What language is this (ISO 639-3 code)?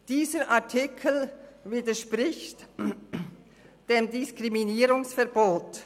gsw